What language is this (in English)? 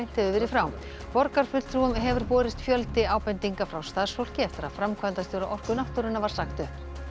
Icelandic